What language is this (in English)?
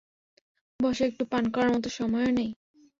Bangla